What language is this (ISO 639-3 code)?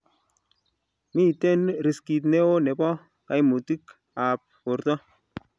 kln